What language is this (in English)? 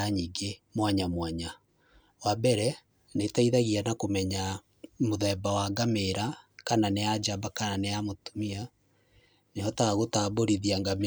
Kikuyu